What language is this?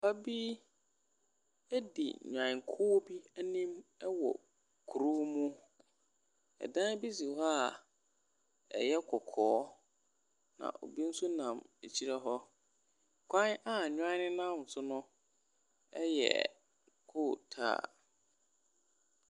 Akan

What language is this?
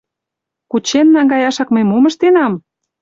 Mari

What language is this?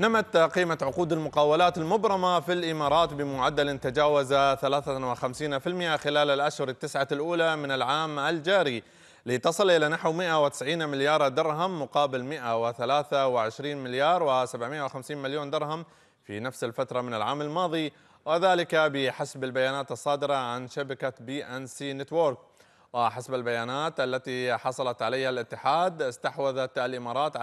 Arabic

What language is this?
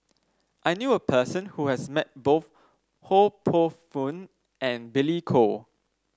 English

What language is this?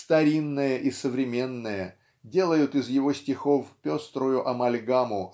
Russian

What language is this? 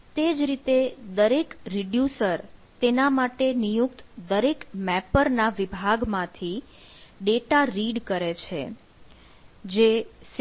Gujarati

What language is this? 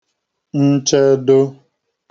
Igbo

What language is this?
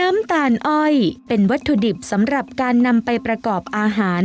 Thai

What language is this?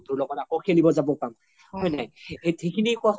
Assamese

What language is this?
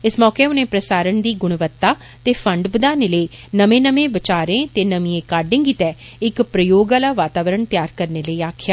Dogri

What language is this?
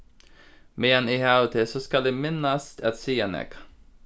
Faroese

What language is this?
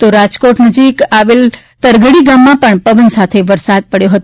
Gujarati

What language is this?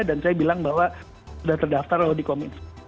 Indonesian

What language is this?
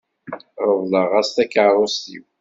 Kabyle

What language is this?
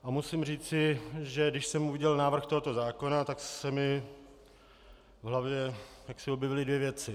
Czech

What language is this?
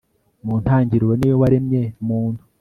Kinyarwanda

